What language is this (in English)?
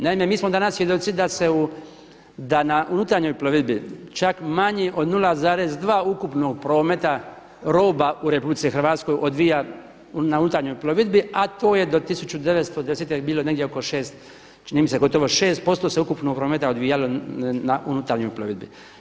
Croatian